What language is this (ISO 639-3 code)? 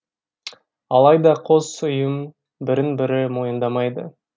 kaz